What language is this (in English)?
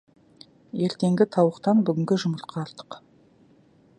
Kazakh